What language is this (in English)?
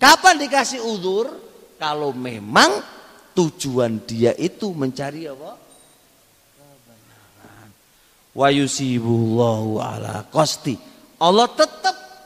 Indonesian